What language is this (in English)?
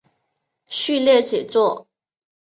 Chinese